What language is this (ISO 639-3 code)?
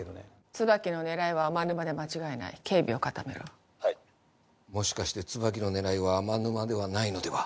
jpn